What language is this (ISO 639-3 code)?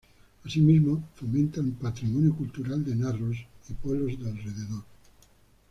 spa